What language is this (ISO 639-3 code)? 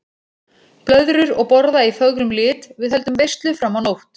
isl